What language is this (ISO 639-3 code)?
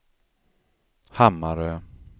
swe